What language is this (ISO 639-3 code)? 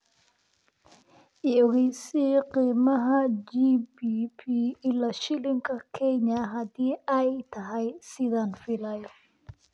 som